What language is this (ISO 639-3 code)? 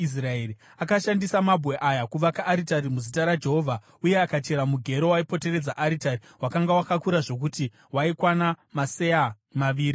sna